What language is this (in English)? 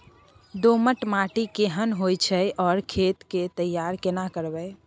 Maithili